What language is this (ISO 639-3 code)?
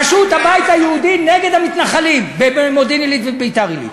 heb